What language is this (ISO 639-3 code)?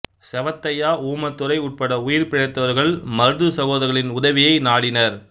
tam